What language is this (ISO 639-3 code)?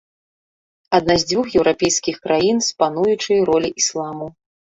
bel